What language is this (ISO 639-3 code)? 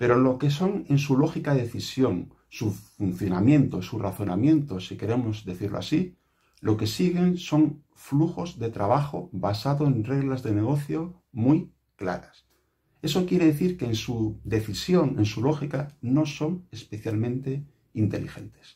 spa